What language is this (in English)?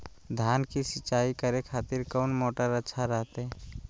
Magahi